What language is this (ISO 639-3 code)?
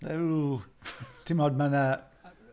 cym